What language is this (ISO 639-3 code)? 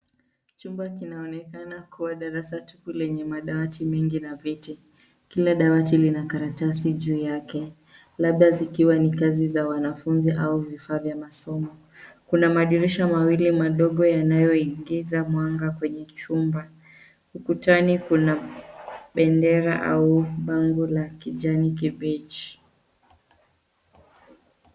swa